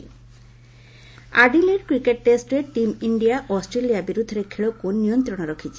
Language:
Odia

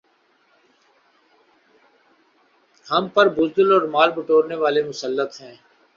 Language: Urdu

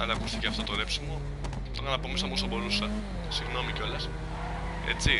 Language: Greek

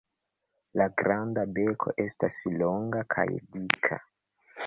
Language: Esperanto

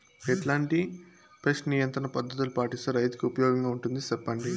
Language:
Telugu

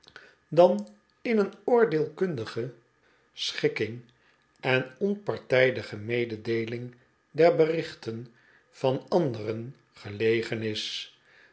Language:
Dutch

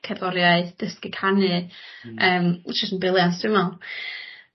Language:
Welsh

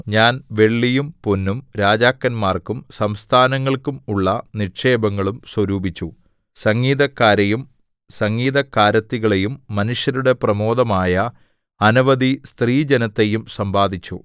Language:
Malayalam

